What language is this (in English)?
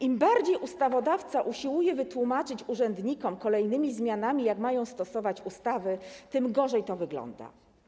Polish